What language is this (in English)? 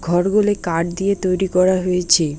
Bangla